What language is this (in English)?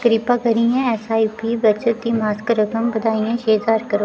Dogri